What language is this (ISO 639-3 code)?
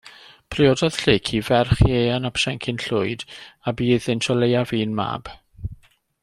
cym